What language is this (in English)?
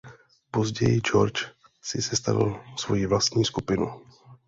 Czech